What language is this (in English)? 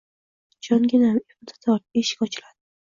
Uzbek